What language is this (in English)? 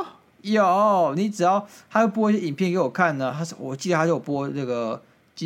Chinese